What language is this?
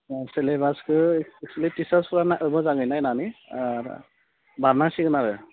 Bodo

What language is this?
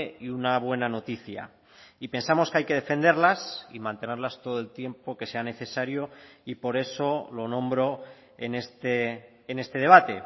Spanish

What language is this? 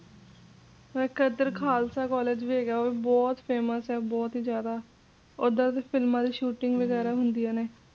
Punjabi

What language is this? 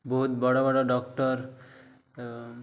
Odia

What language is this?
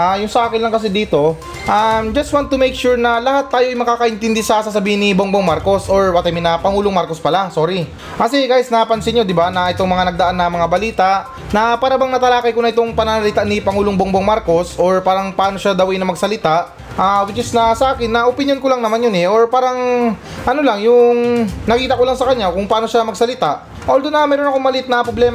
Filipino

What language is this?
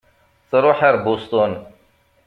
Kabyle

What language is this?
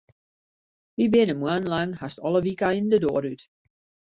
Western Frisian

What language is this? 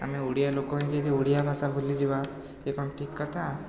Odia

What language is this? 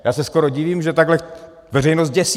Czech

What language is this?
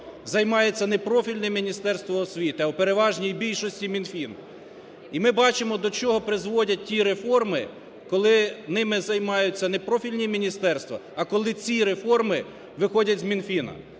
Ukrainian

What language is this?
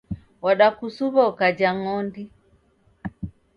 Taita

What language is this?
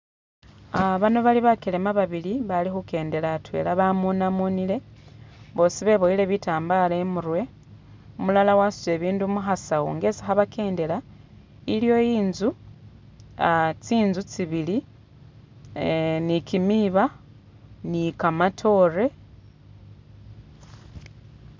Masaaba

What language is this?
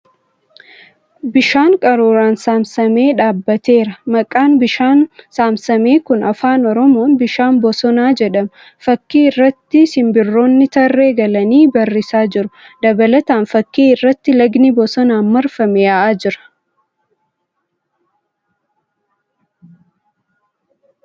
Oromo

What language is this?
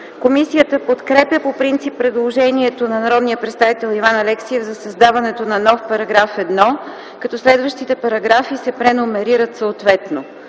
Bulgarian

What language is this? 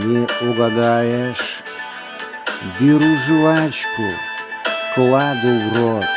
Russian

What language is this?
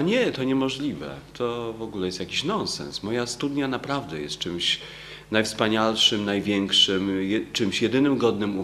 Polish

